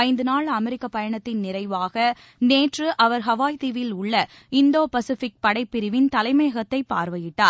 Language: Tamil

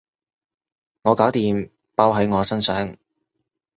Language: Cantonese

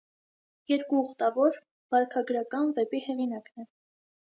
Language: Armenian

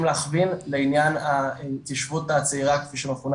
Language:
Hebrew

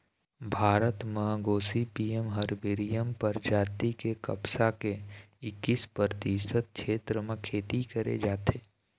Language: Chhattisgarhi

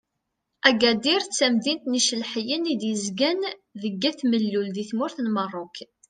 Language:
Kabyle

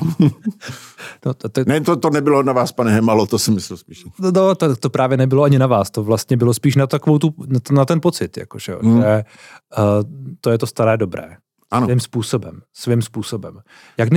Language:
Czech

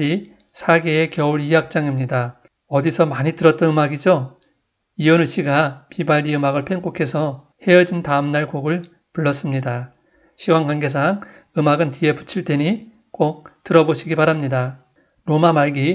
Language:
Korean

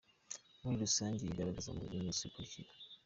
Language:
Kinyarwanda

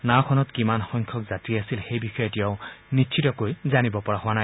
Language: Assamese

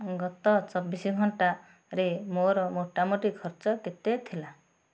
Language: Odia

